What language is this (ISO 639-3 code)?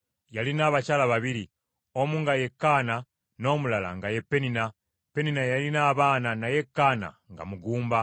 lug